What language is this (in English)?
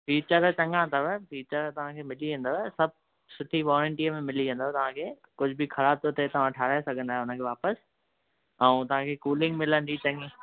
Sindhi